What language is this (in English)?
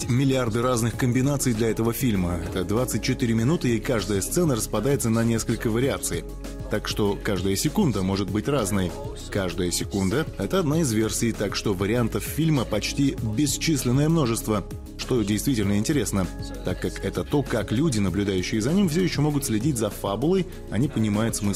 Russian